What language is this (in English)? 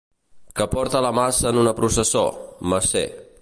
Catalan